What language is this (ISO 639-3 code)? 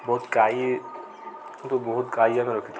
ori